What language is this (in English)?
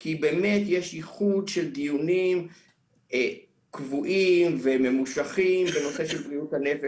Hebrew